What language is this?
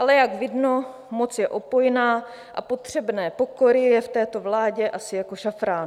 Czech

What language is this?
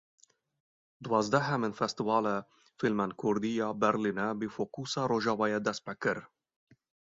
Kurdish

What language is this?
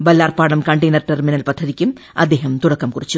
Malayalam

